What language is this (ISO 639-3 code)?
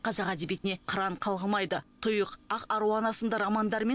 kaz